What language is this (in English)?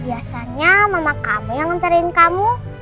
Indonesian